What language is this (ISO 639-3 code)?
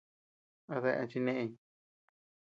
cux